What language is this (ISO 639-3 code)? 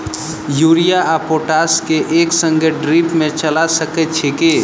mai